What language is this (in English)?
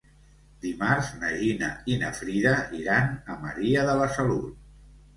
Catalan